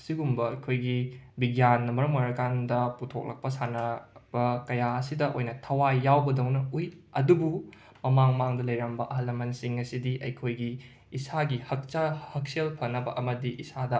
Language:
Manipuri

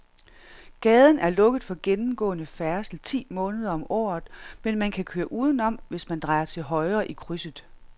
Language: Danish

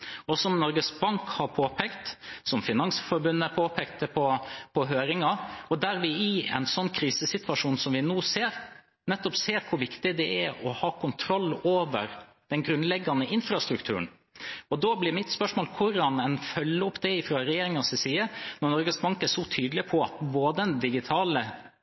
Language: Norwegian Bokmål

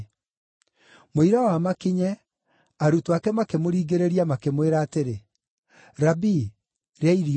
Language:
Kikuyu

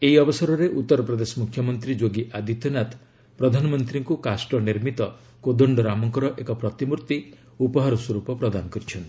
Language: Odia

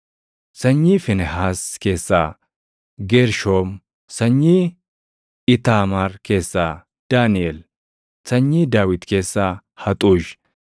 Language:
Oromo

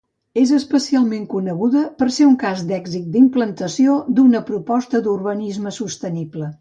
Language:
Catalan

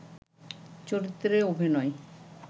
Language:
Bangla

